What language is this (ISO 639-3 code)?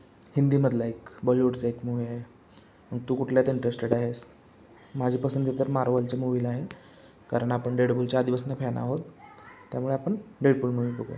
mar